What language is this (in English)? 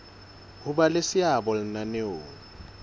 Southern Sotho